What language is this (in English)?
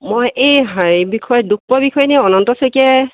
Assamese